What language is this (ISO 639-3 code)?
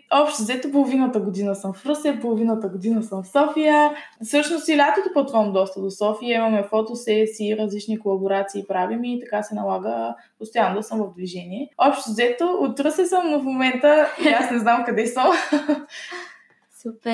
bul